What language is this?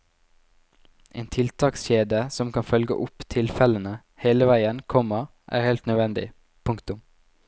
Norwegian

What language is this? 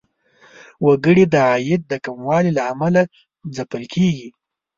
Pashto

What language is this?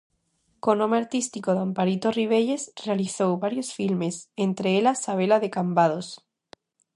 Galician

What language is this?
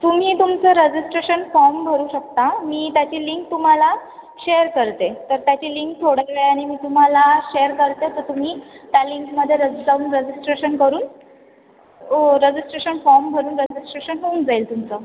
Marathi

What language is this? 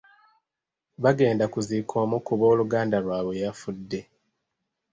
Ganda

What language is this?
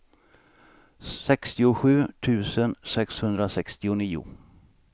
Swedish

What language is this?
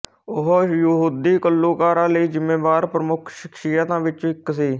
Punjabi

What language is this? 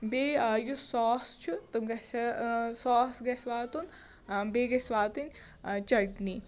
Kashmiri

